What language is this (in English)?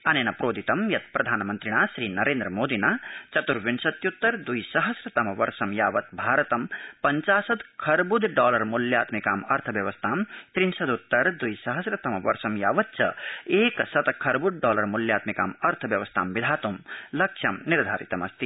Sanskrit